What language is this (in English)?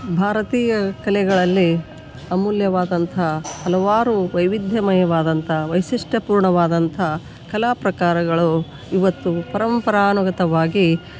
Kannada